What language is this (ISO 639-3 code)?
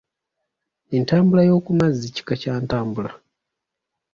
lug